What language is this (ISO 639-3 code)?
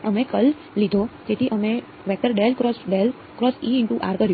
guj